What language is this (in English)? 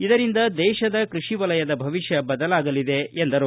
Kannada